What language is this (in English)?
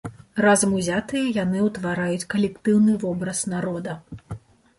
Belarusian